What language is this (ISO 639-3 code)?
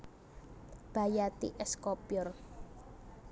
jav